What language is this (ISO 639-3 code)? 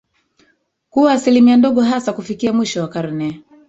swa